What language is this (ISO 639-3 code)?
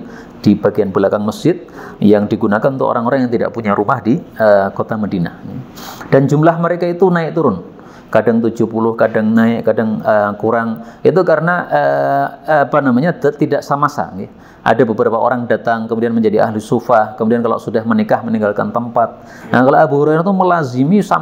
ind